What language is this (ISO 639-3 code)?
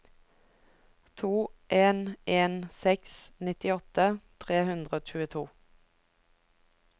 nor